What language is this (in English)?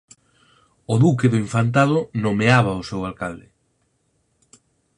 Galician